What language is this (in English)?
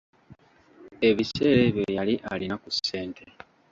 Ganda